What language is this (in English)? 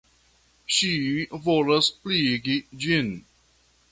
Esperanto